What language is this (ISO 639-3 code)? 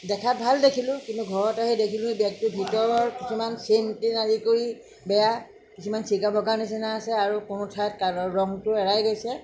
asm